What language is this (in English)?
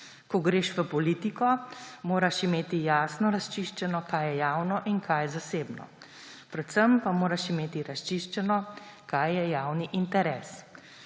Slovenian